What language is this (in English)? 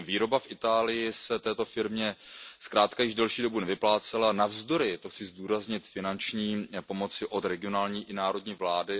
Czech